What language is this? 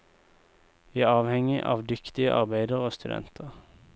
Norwegian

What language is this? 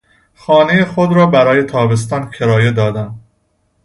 Persian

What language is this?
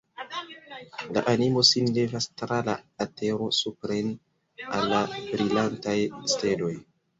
Esperanto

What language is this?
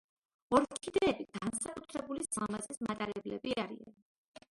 Georgian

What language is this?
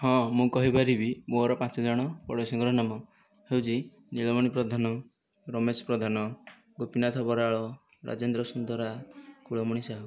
Odia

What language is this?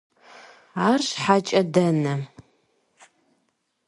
Kabardian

